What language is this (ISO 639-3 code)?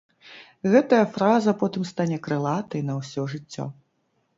bel